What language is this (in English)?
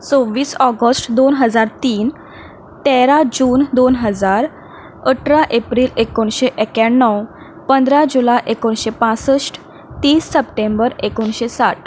Konkani